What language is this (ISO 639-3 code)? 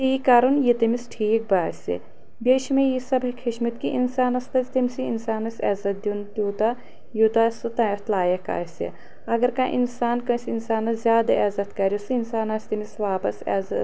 kas